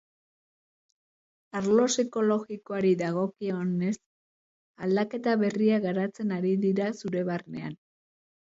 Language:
Basque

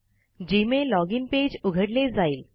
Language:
Marathi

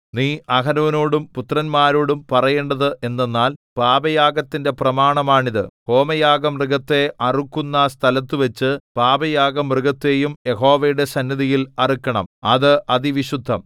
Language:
Malayalam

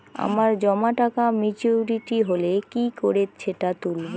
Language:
Bangla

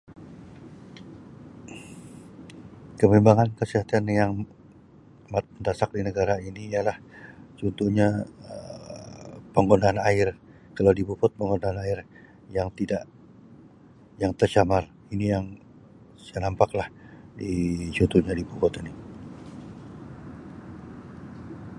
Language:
Sabah Malay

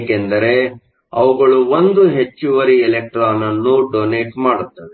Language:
Kannada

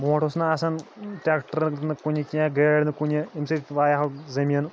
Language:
Kashmiri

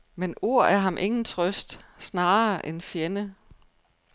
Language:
Danish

